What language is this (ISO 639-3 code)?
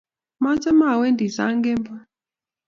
kln